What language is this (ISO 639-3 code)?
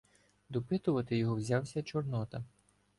ukr